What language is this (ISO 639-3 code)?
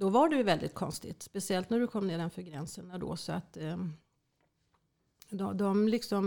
swe